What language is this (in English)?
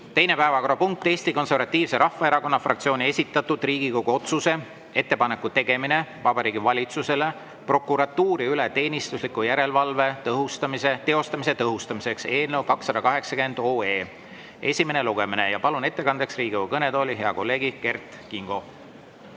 Estonian